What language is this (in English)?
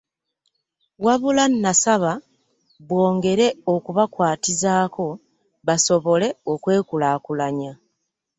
Ganda